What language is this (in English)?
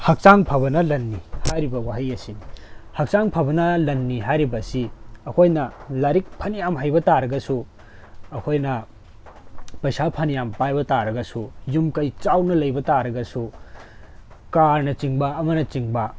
Manipuri